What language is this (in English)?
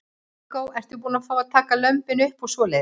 Icelandic